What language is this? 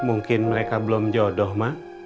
Indonesian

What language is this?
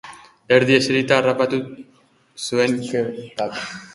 Basque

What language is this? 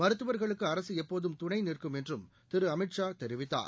Tamil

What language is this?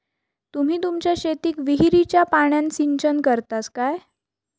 Marathi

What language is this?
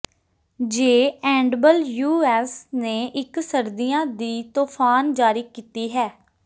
Punjabi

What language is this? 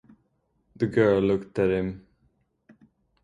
English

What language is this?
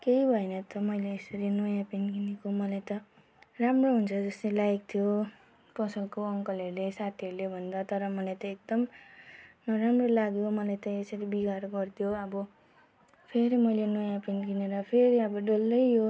Nepali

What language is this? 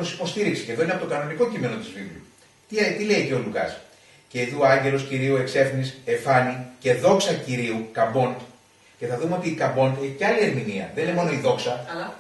Greek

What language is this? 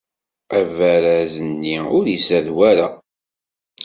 Kabyle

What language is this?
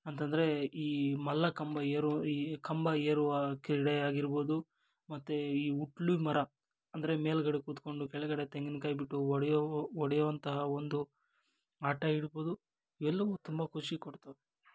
Kannada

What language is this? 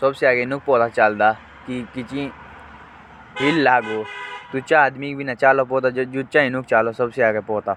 Jaunsari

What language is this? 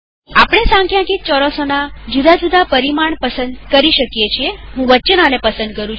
Gujarati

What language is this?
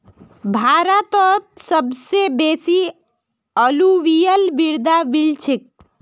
Magahi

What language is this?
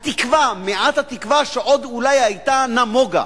Hebrew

